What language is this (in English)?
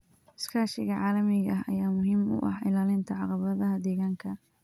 Somali